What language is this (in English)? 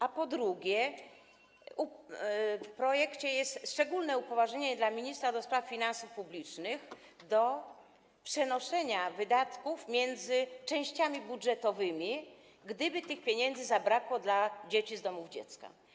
Polish